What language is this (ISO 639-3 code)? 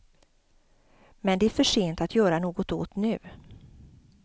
swe